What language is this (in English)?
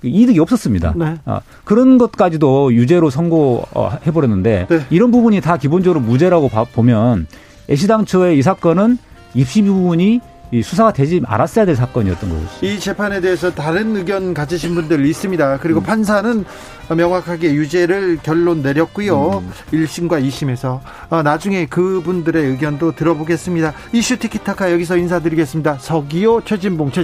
Korean